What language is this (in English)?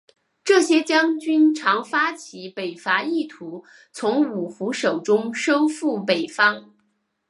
Chinese